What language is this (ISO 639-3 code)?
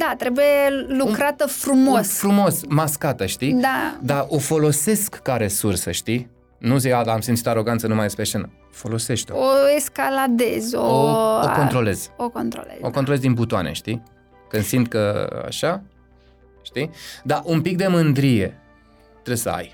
ron